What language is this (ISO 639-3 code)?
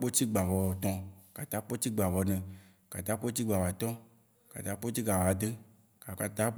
wci